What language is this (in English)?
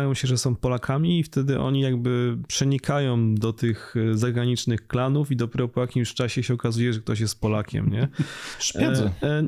Polish